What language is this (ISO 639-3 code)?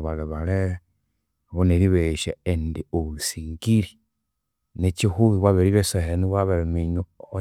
koo